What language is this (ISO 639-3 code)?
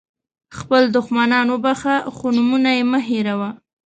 pus